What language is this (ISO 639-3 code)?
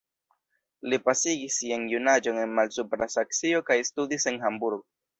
epo